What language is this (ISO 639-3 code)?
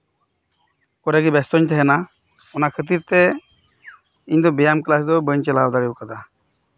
sat